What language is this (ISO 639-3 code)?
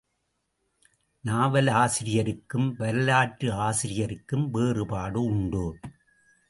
tam